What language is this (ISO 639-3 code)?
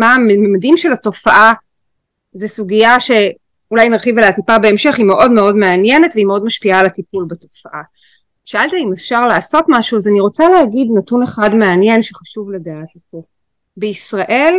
heb